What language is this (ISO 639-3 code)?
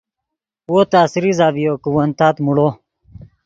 ydg